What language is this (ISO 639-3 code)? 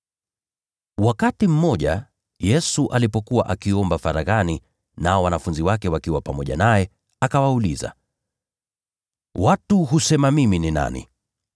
swa